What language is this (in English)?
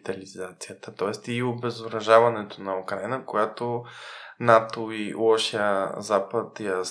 Bulgarian